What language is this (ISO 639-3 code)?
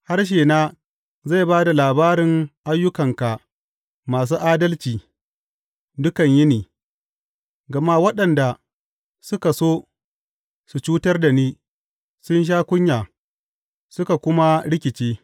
hau